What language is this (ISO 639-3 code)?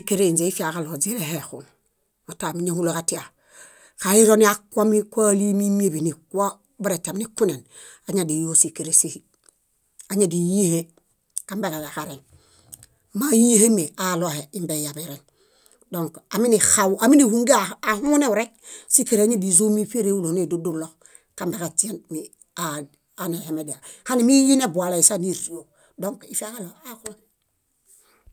bda